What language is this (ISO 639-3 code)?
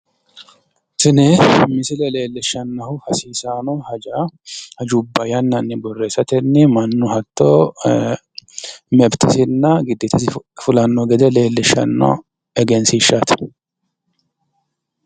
sid